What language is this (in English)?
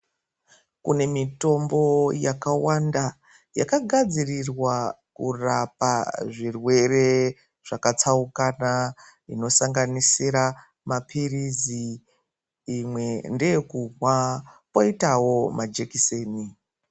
Ndau